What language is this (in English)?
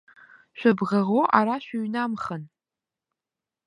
Abkhazian